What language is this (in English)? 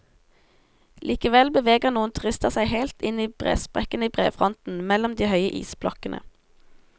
Norwegian